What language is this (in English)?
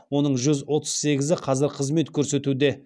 Kazakh